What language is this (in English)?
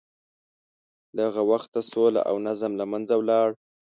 Pashto